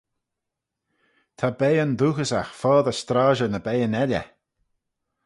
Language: Manx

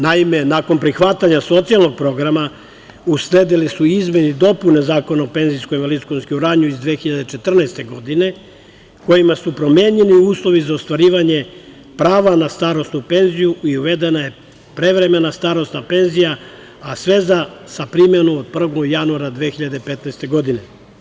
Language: Serbian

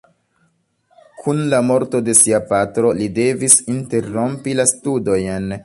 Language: Esperanto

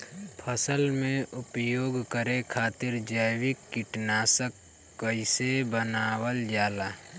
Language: Bhojpuri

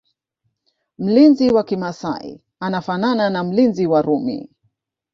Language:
Swahili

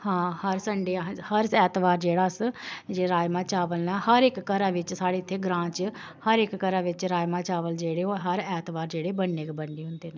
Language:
Dogri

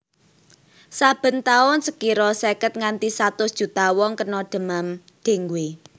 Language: Javanese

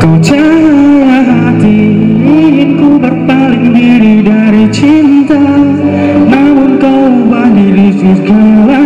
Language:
Greek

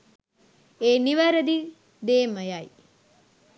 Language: Sinhala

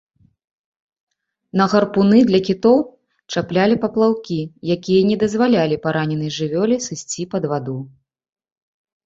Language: Belarusian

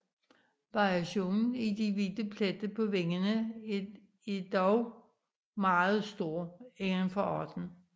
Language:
Danish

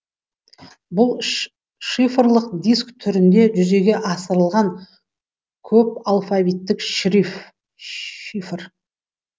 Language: Kazakh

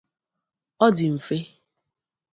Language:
Igbo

